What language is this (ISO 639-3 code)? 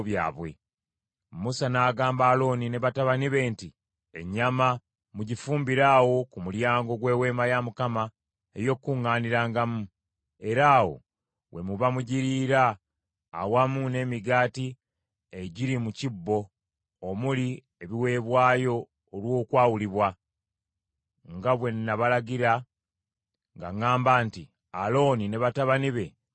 lug